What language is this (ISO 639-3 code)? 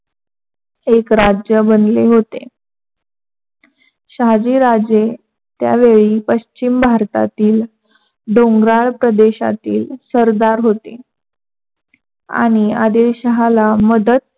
mar